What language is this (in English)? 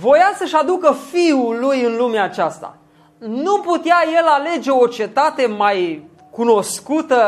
Romanian